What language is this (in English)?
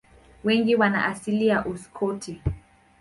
Swahili